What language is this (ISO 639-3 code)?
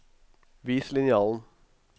nor